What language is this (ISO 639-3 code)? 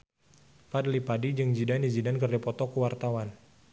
sun